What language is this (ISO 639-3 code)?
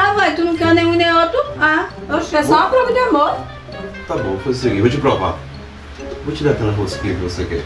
por